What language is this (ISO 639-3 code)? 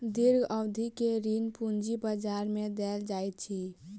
mai